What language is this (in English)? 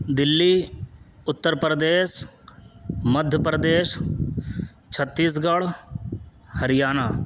Urdu